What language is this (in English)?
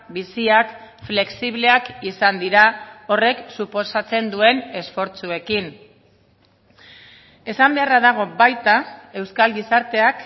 Basque